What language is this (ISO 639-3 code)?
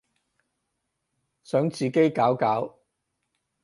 yue